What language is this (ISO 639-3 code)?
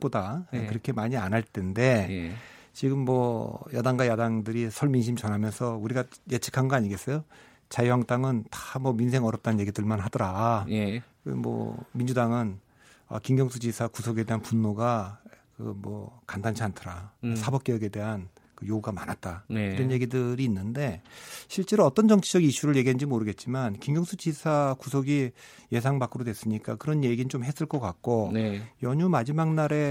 kor